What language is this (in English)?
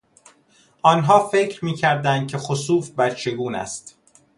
Persian